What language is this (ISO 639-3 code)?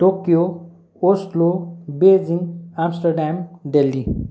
nep